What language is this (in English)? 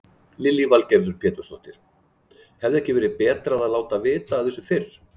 Icelandic